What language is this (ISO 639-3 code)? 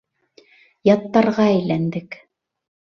bak